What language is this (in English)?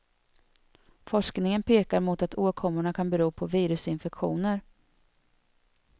Swedish